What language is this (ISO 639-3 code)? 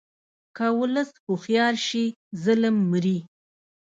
pus